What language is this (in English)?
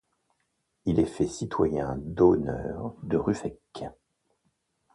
French